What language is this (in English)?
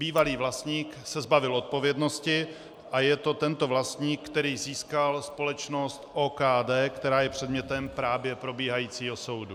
Czech